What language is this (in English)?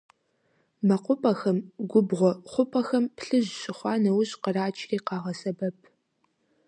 Kabardian